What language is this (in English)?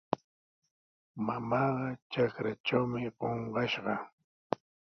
Sihuas Ancash Quechua